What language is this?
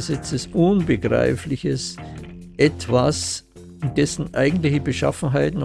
German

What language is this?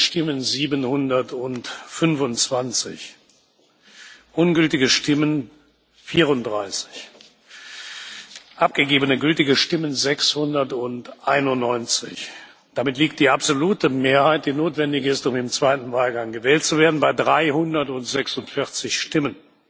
German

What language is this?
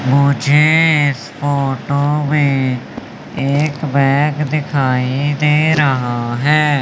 Hindi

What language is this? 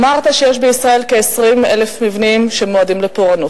Hebrew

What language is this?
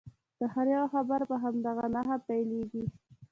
Pashto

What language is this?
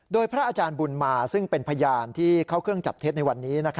Thai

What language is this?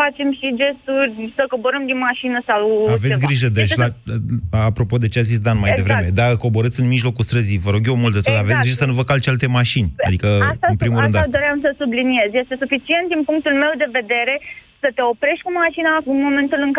Romanian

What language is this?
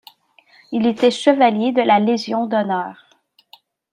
French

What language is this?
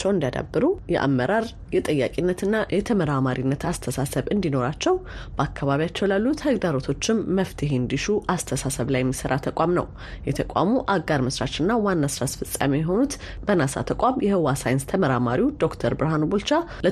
Amharic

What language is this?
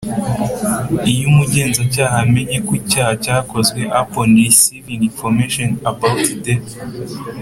Kinyarwanda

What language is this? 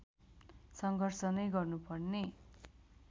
Nepali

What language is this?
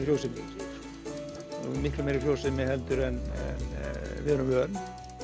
Icelandic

